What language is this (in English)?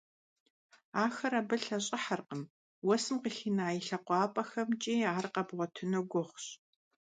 Kabardian